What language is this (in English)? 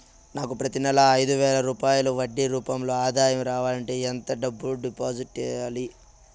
Telugu